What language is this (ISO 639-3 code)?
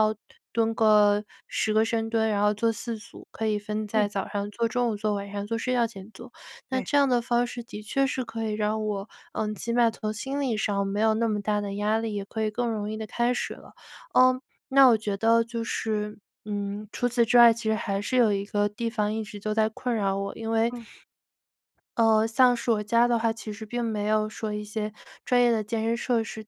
zho